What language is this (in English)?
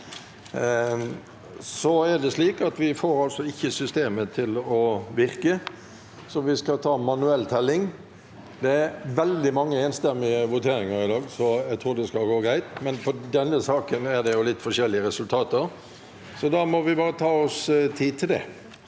Norwegian